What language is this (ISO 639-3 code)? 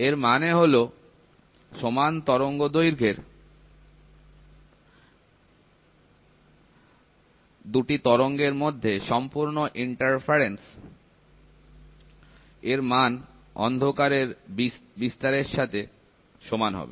ben